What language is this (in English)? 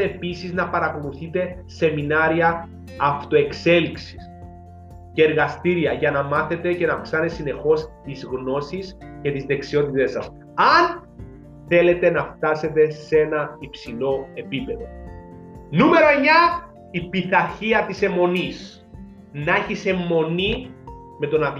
Greek